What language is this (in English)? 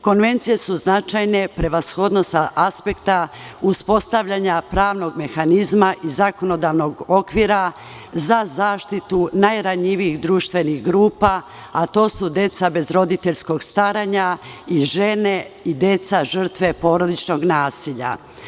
Serbian